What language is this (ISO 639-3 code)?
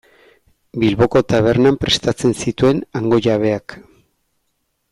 eus